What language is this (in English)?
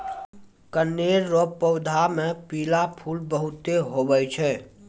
Maithili